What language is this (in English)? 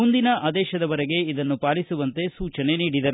Kannada